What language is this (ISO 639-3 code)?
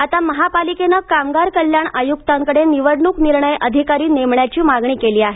mar